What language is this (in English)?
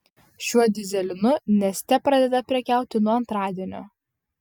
Lithuanian